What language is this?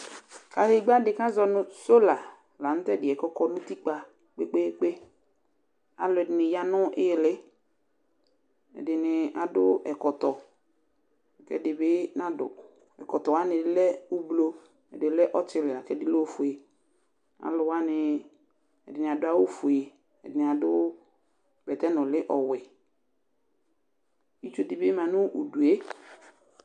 Ikposo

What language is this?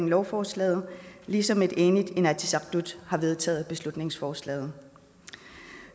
Danish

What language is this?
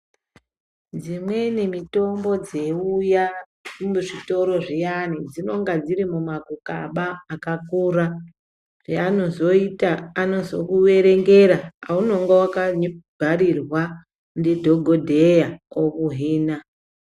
Ndau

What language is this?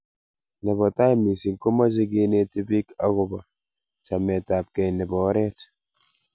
Kalenjin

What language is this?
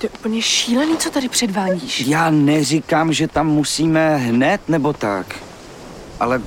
Czech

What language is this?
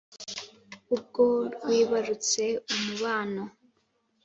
Kinyarwanda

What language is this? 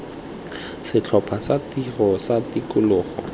Tswana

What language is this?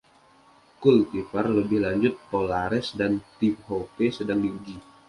Indonesian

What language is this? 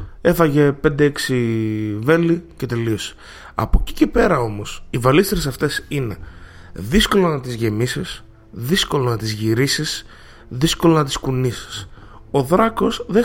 Greek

